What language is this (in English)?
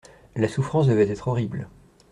French